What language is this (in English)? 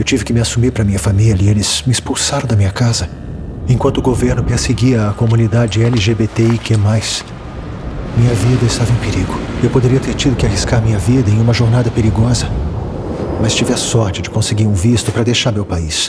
Portuguese